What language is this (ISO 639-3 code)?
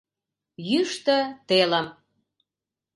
chm